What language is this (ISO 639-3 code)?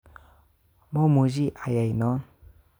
kln